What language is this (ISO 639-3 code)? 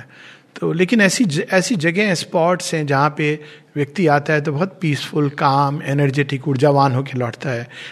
hin